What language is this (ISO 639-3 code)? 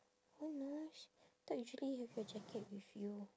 eng